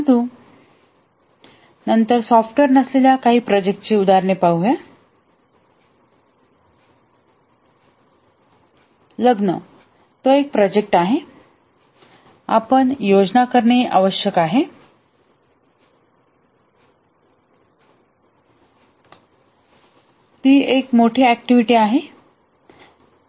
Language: Marathi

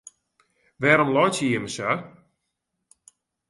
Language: Western Frisian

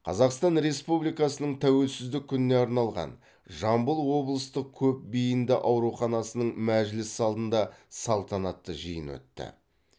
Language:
Kazakh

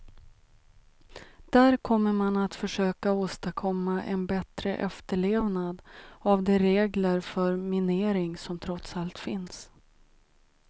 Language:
Swedish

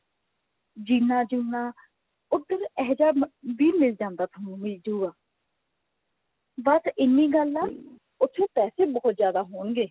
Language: Punjabi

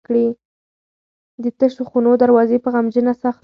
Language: Pashto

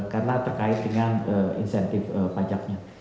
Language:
Indonesian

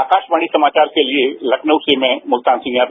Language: Hindi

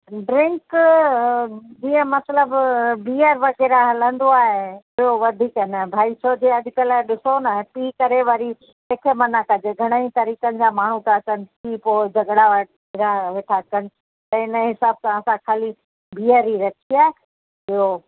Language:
Sindhi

